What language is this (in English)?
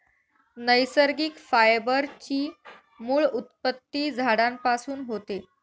Marathi